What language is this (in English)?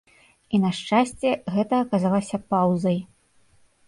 Belarusian